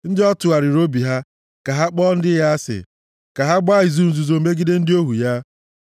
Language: Igbo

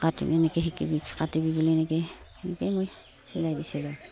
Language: Assamese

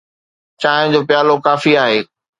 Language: Sindhi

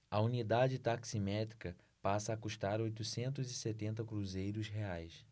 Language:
Portuguese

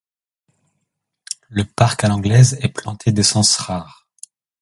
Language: French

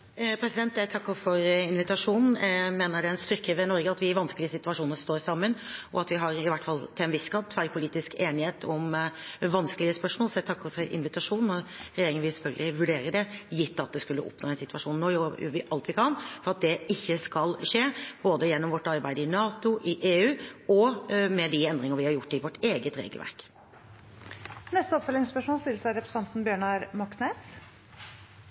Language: Norwegian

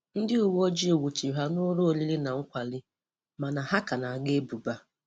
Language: Igbo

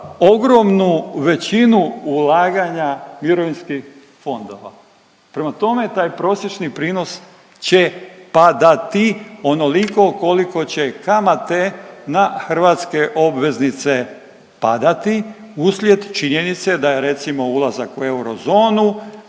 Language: Croatian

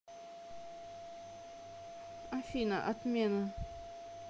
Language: Russian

